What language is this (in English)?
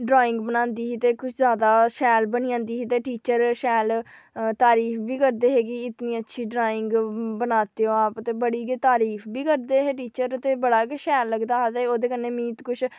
Dogri